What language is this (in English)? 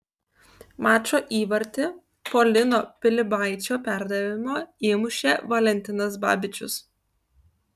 Lithuanian